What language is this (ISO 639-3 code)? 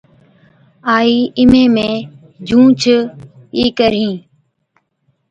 odk